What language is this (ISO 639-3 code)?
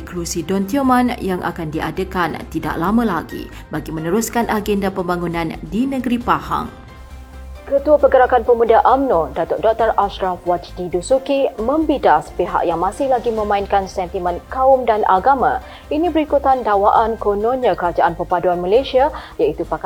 msa